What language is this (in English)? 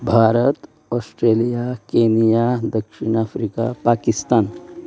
Konkani